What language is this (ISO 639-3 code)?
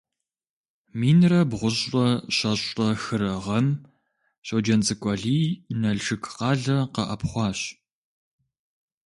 kbd